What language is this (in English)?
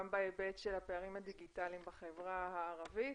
Hebrew